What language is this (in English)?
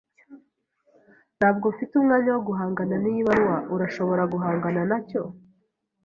Kinyarwanda